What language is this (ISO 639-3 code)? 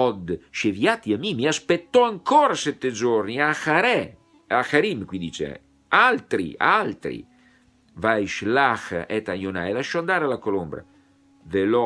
ita